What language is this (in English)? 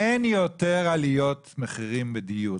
Hebrew